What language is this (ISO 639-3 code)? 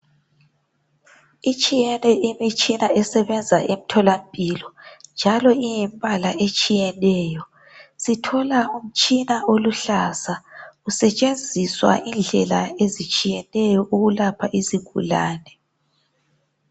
nde